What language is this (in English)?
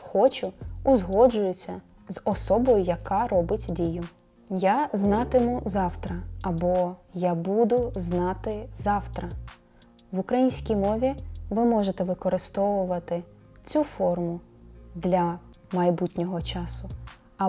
Ukrainian